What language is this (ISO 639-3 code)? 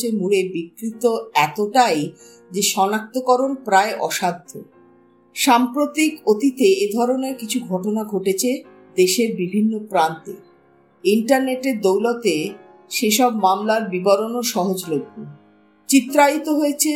ben